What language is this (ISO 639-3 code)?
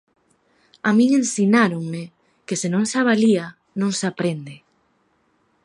glg